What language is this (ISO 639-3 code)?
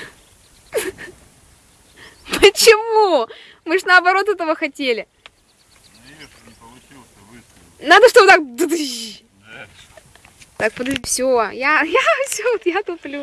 rus